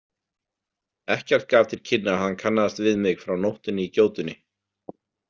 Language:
Icelandic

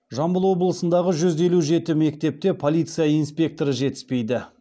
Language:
Kazakh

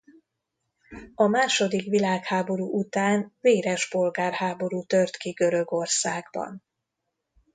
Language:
Hungarian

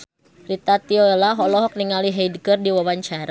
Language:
Sundanese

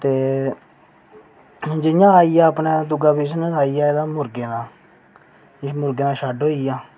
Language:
Dogri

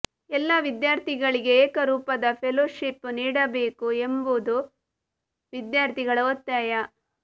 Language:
Kannada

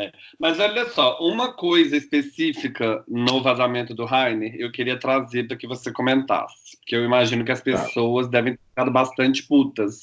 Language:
Portuguese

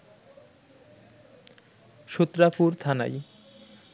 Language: Bangla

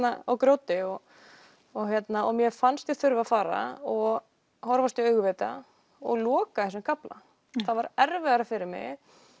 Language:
Icelandic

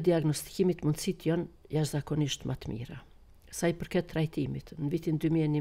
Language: Romanian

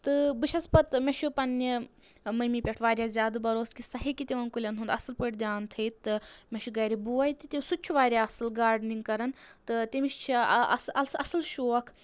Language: Kashmiri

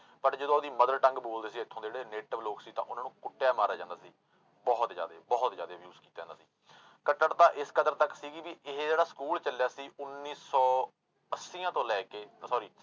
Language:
Punjabi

